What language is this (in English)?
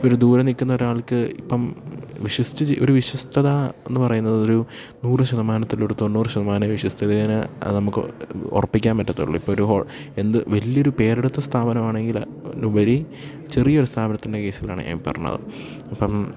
Malayalam